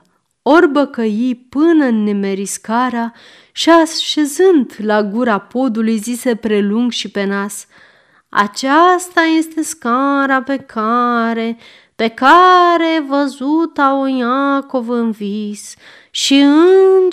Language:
Romanian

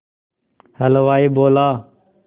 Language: Hindi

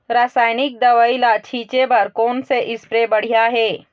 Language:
Chhattisgarhi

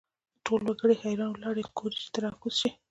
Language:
Pashto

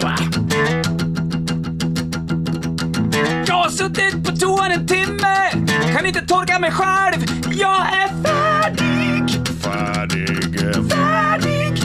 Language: Swedish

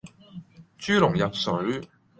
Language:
Cantonese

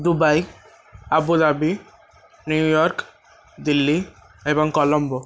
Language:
Odia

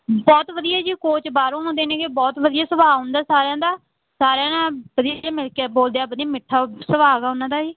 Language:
Punjabi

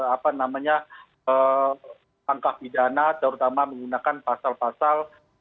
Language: Indonesian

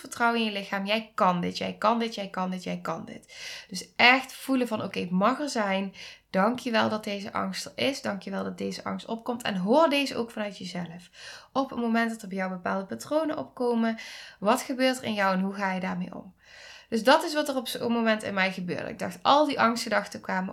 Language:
Dutch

